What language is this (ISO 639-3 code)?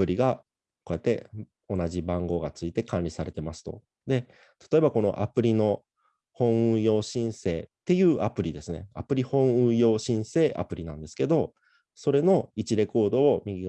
jpn